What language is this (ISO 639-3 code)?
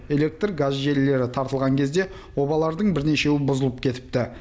kaz